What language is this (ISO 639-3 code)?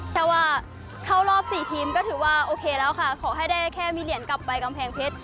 tha